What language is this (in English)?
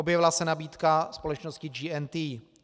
Czech